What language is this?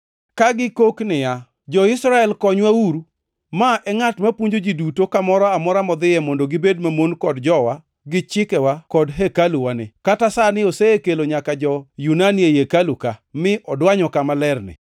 Luo (Kenya and Tanzania)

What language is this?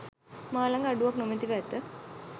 Sinhala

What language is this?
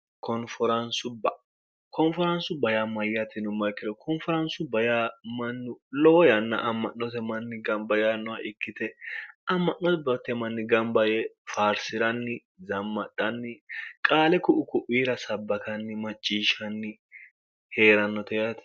Sidamo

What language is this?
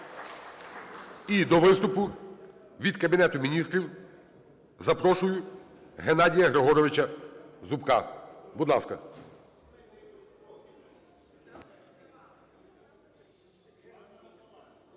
Ukrainian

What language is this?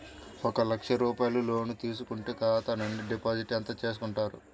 Telugu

